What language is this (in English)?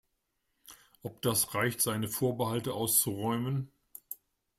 German